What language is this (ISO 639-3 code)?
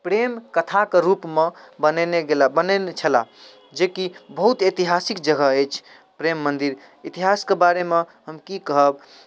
mai